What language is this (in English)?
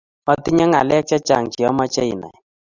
Kalenjin